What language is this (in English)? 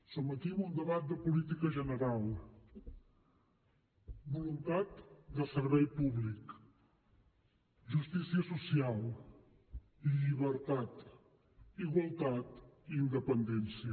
Catalan